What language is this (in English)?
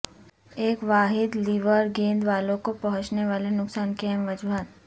Urdu